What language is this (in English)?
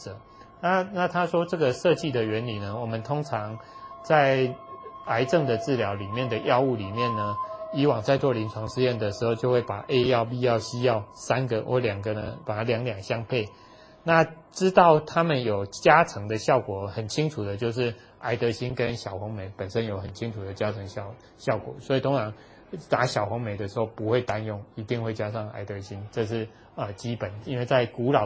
Chinese